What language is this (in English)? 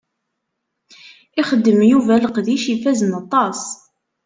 Kabyle